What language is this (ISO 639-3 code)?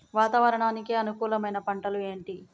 tel